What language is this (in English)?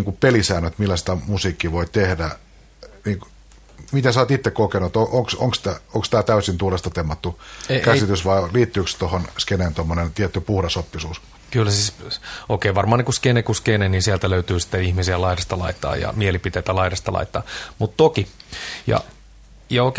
Finnish